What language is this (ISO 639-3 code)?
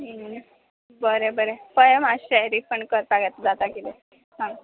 kok